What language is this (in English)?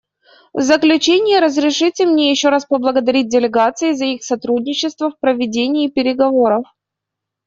Russian